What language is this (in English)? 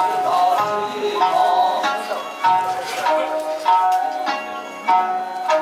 Danish